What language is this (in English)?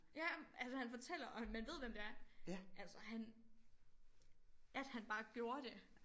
Danish